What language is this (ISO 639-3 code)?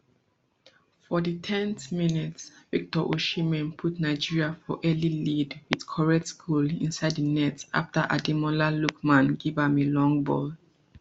pcm